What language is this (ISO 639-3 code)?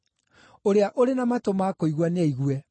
kik